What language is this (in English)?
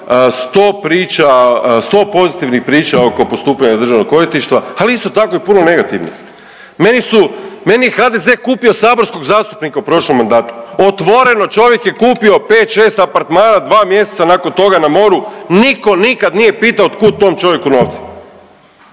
Croatian